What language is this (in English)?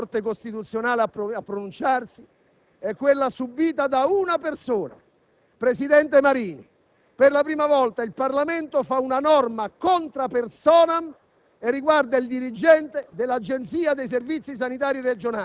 Italian